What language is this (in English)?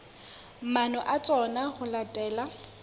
Southern Sotho